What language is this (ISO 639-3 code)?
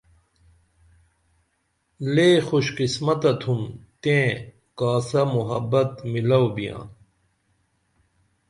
dml